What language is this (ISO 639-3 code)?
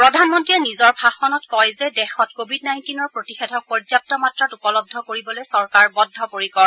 asm